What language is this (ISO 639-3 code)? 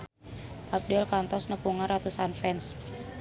sun